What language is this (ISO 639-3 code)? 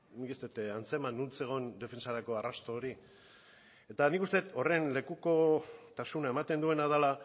eus